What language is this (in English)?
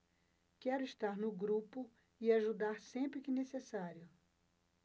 Portuguese